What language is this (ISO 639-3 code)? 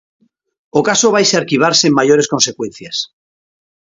glg